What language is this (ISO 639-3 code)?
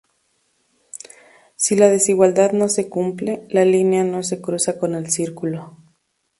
spa